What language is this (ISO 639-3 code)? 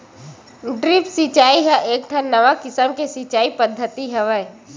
hne